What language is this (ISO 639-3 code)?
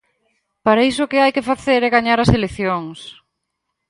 glg